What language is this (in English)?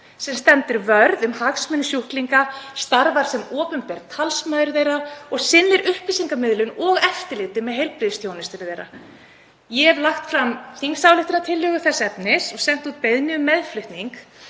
Icelandic